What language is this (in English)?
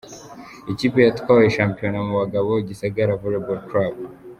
Kinyarwanda